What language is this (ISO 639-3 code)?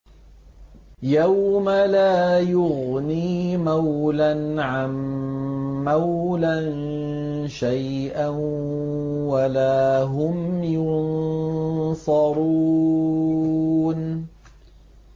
ara